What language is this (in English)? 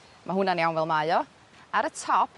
Welsh